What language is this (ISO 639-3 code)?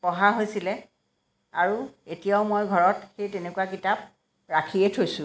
asm